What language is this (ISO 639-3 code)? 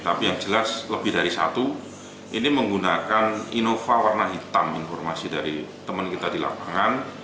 ind